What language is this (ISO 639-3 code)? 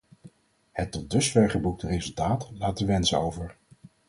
nld